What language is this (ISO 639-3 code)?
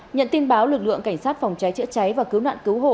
vie